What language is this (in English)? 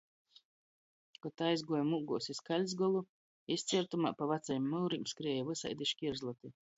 Latgalian